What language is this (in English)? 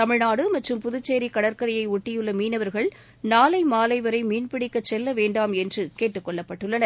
Tamil